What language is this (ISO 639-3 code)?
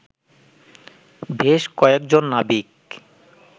ben